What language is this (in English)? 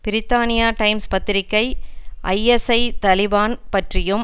Tamil